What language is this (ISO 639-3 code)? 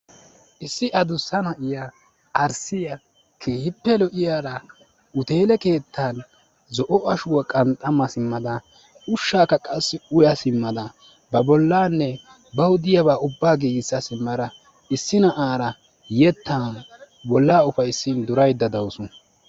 wal